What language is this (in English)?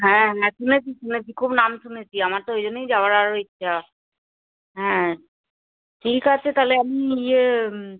Bangla